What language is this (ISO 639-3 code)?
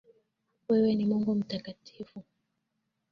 swa